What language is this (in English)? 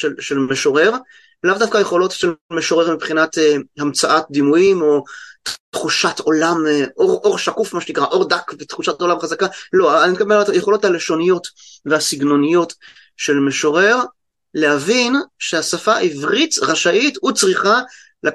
Hebrew